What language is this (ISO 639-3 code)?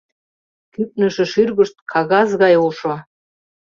chm